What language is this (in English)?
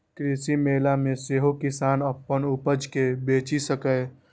Maithili